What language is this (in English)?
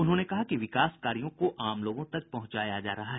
Hindi